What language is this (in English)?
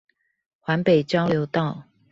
Chinese